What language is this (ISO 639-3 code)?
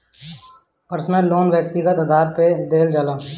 bho